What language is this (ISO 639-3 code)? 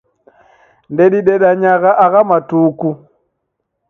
dav